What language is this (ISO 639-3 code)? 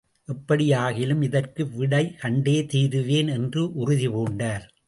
tam